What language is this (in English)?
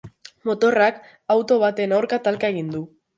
Basque